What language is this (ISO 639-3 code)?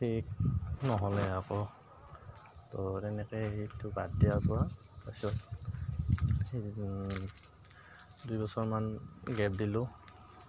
asm